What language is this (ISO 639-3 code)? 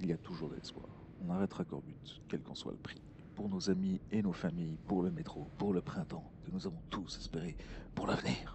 fra